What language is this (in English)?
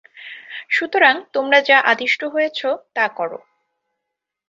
Bangla